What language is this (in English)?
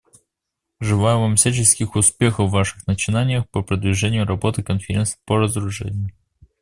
Russian